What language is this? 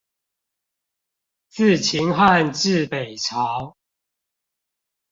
Chinese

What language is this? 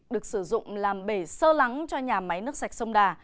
Vietnamese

